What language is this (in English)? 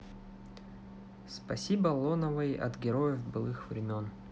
Russian